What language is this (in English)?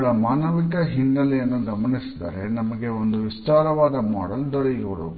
Kannada